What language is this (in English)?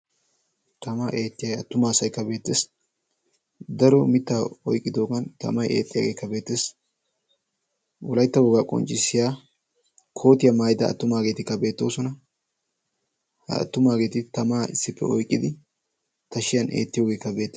Wolaytta